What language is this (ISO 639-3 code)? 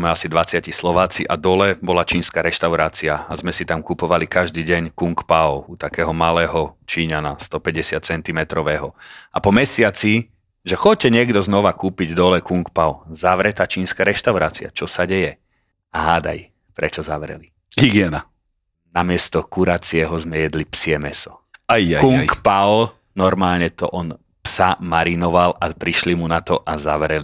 slk